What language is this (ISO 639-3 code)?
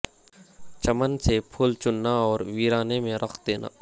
urd